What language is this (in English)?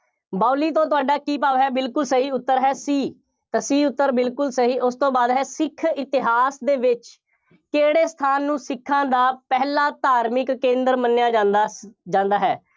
Punjabi